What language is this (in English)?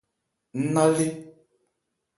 Ebrié